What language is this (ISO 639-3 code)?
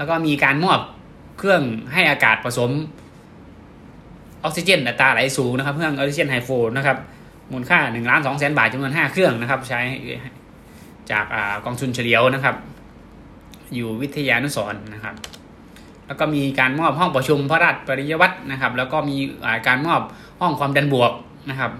tha